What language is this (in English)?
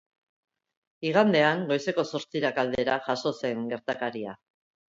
Basque